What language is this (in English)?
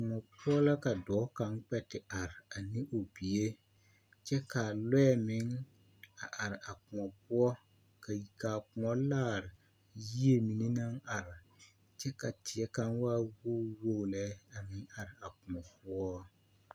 Southern Dagaare